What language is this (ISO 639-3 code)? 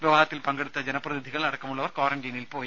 mal